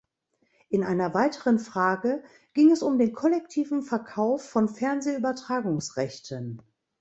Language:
German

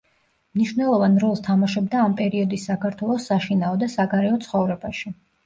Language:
Georgian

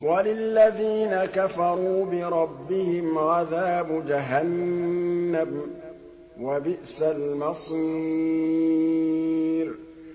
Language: Arabic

